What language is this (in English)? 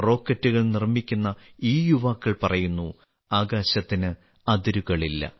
Malayalam